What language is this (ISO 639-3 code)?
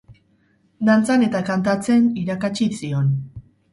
eus